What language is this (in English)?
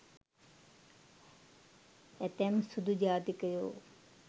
Sinhala